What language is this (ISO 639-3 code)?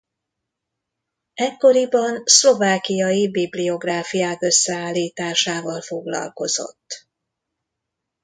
hun